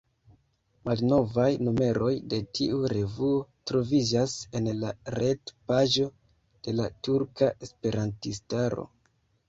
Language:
Esperanto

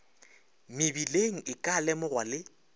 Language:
Northern Sotho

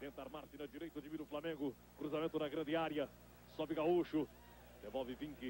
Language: Portuguese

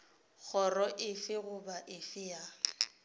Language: Northern Sotho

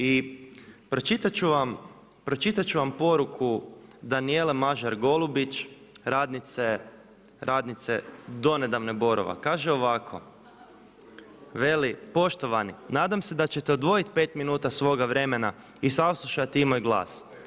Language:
Croatian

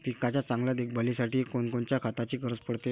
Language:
Marathi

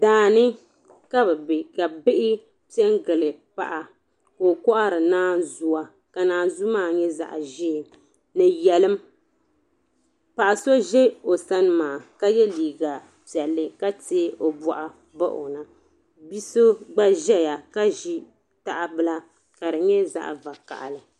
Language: Dagbani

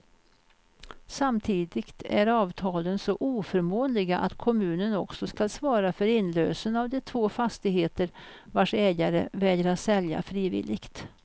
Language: Swedish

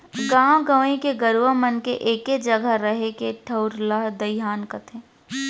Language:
Chhattisgarhi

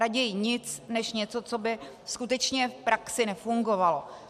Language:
Czech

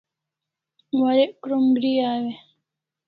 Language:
Kalasha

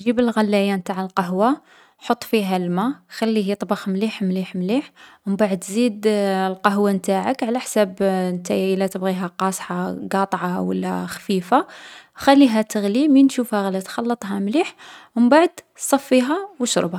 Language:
Algerian Arabic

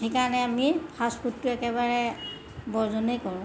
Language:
Assamese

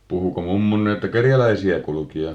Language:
Finnish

